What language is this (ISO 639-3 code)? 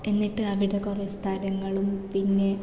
mal